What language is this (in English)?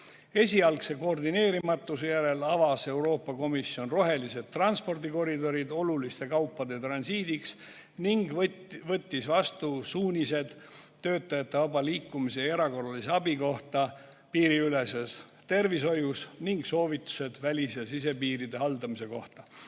Estonian